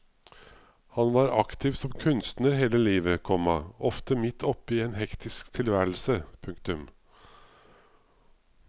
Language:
Norwegian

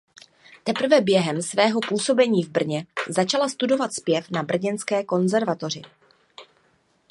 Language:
Czech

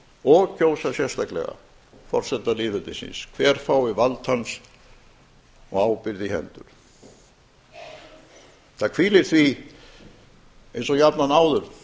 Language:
Icelandic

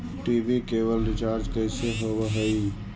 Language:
Magahi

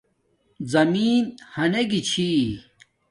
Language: Domaaki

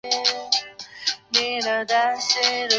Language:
Chinese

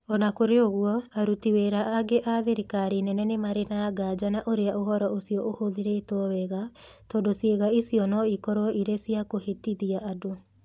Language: Kikuyu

